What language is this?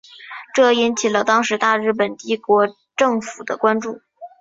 Chinese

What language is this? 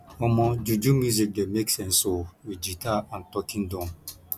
Nigerian Pidgin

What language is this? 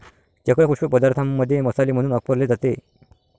Marathi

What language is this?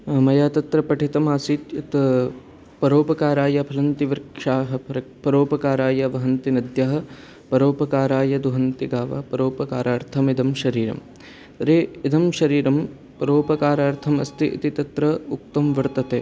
Sanskrit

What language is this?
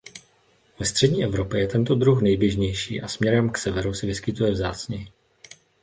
Czech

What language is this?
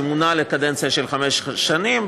Hebrew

